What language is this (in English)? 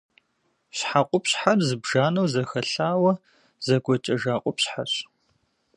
Kabardian